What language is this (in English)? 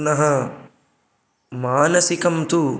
Sanskrit